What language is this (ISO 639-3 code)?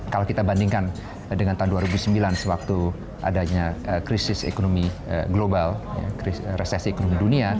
ind